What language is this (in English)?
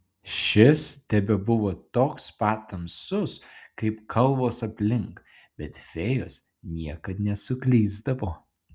Lithuanian